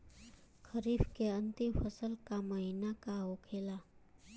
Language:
Bhojpuri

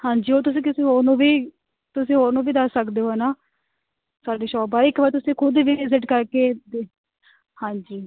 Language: Punjabi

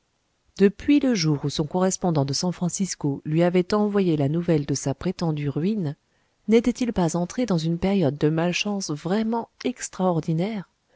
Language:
French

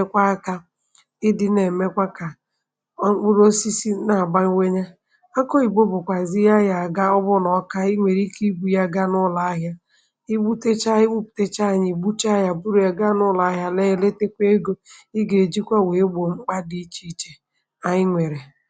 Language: Igbo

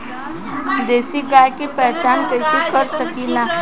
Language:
Bhojpuri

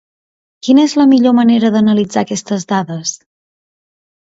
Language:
Catalan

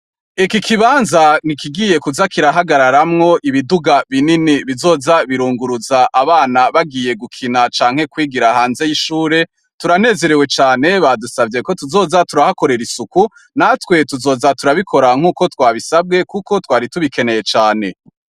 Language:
Rundi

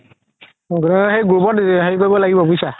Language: Assamese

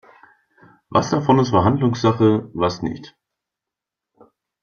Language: German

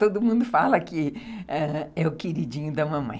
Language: Portuguese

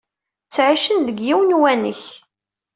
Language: Kabyle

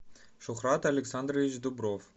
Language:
Russian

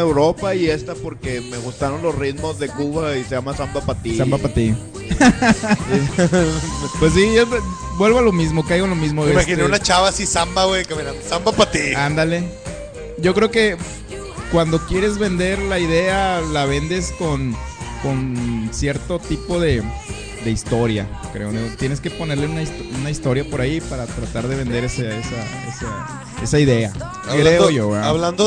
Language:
Spanish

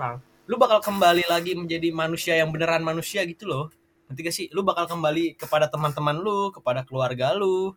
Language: Indonesian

